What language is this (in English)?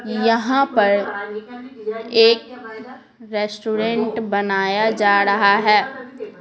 Hindi